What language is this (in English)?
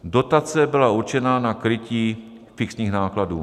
Czech